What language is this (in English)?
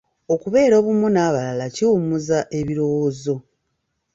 Ganda